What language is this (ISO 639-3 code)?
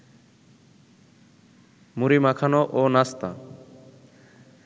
ben